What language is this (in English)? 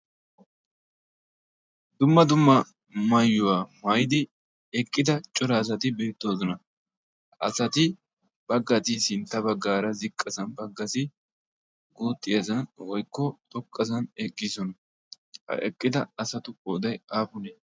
Wolaytta